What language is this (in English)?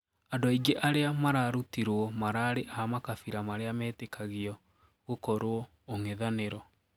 Kikuyu